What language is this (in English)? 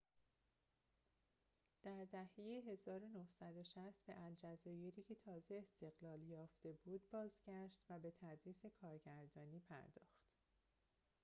Persian